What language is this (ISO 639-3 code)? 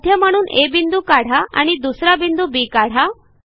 mar